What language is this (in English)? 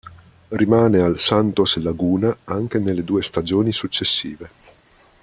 Italian